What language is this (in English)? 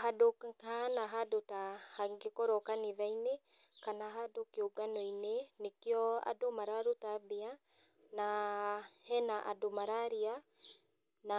Kikuyu